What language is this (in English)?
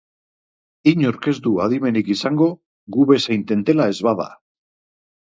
Basque